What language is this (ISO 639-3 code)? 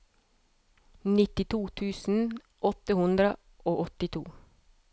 nor